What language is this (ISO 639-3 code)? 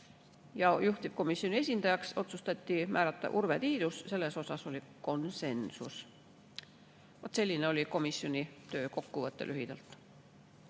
est